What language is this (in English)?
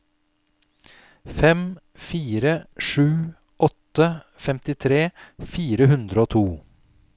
Norwegian